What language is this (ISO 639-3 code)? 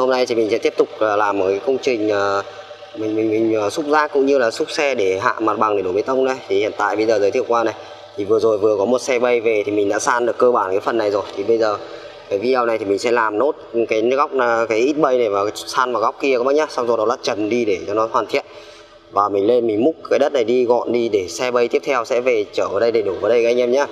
vie